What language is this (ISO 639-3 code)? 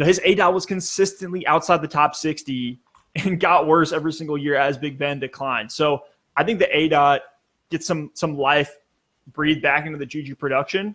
eng